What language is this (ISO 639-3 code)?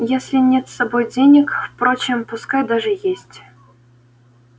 rus